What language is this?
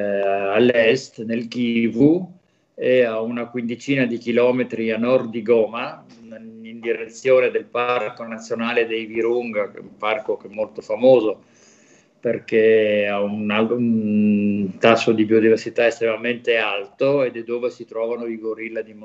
Italian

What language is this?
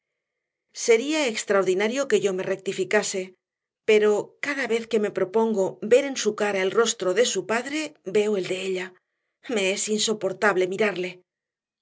Spanish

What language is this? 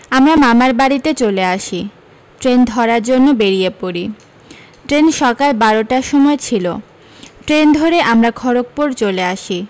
Bangla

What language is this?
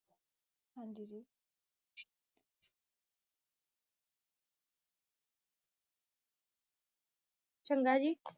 Punjabi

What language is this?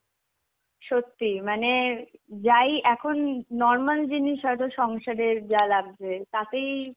Bangla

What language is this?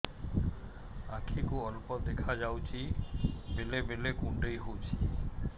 Odia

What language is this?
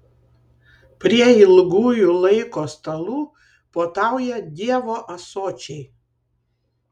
Lithuanian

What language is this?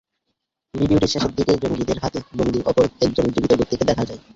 Bangla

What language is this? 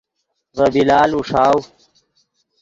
Yidgha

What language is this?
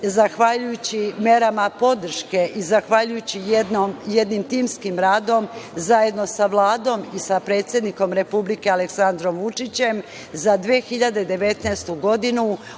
Serbian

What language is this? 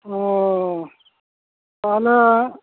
Santali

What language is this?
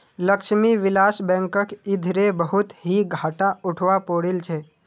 Magahi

